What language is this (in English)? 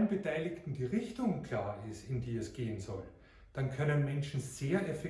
German